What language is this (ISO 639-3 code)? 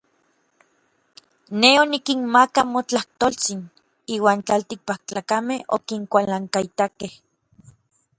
nlv